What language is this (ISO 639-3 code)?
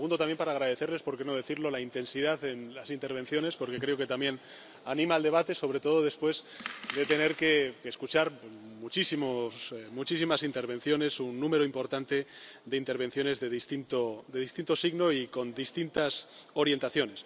spa